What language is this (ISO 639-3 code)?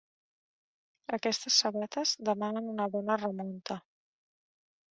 cat